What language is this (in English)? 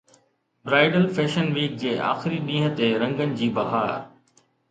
Sindhi